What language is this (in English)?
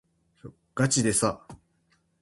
Japanese